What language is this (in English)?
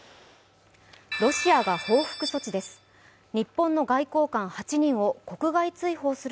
Japanese